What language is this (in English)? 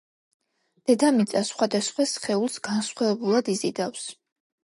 Georgian